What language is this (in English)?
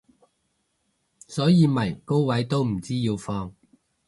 Cantonese